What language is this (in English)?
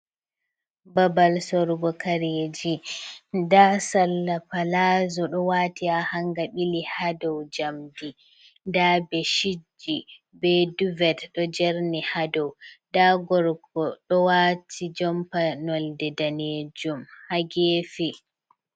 Fula